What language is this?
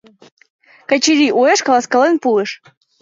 Mari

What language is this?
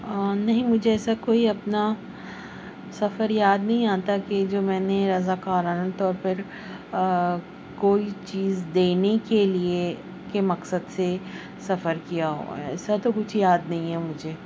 Urdu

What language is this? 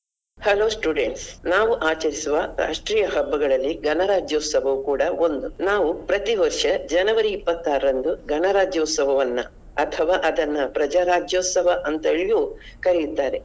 Kannada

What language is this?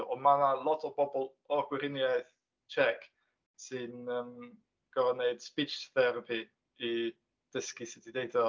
Welsh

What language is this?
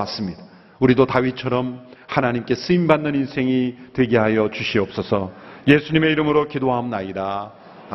Korean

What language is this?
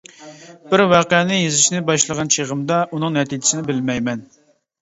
Uyghur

